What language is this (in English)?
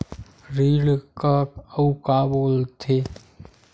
Chhattisgarhi